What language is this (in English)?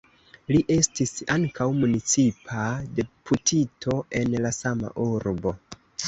Esperanto